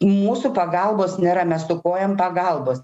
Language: Lithuanian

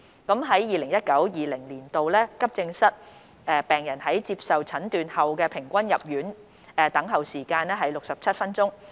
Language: Cantonese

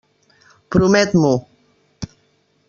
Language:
Catalan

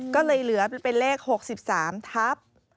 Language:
Thai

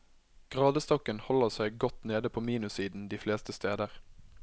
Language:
Norwegian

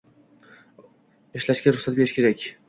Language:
Uzbek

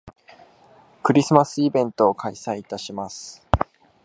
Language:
Japanese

